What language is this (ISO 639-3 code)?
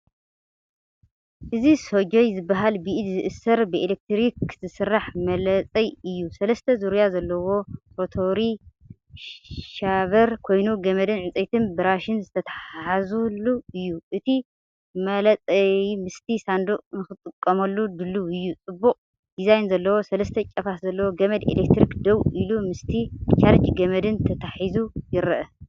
tir